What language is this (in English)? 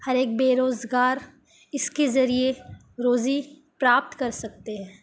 Urdu